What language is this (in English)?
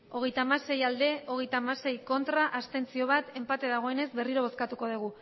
Basque